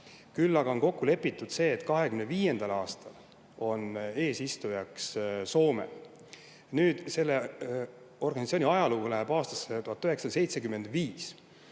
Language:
Estonian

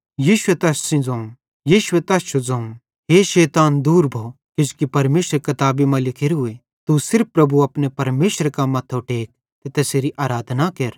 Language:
Bhadrawahi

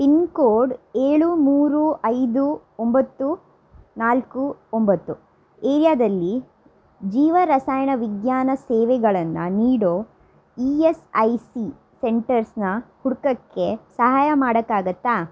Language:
Kannada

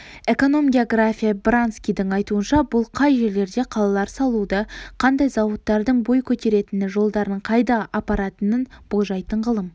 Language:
Kazakh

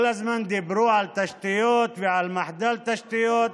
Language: Hebrew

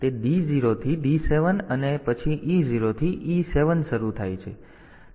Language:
Gujarati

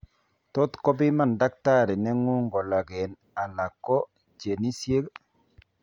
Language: Kalenjin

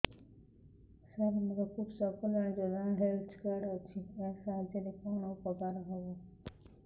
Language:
Odia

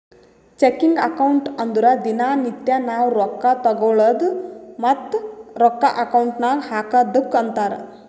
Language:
Kannada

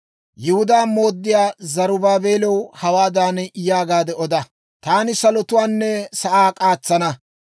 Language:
Dawro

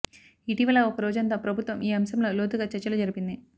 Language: Telugu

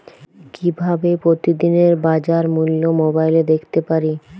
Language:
Bangla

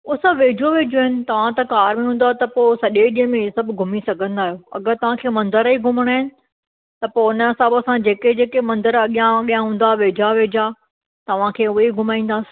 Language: Sindhi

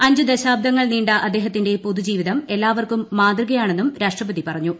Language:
Malayalam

